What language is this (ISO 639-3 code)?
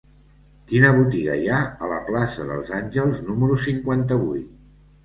cat